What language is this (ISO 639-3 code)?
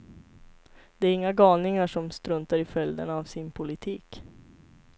swe